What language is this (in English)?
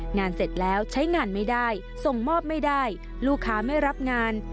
Thai